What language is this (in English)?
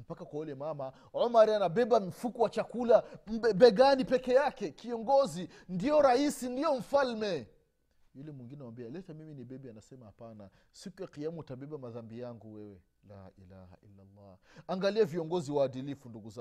Swahili